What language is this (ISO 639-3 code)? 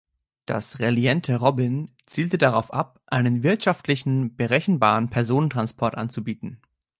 deu